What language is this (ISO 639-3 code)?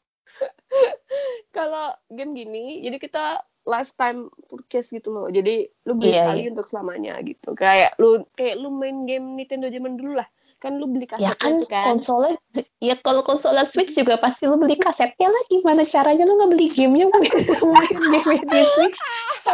ind